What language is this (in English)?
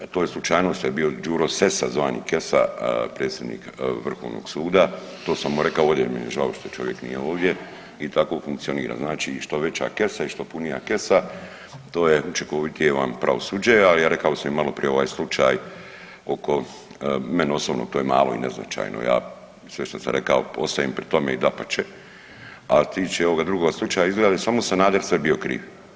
Croatian